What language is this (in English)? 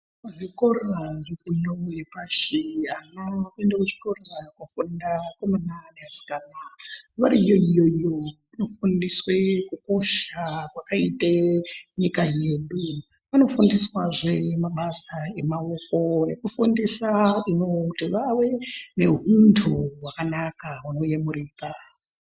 Ndau